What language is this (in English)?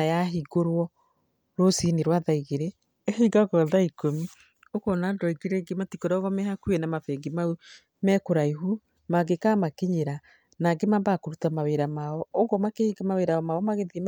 Kikuyu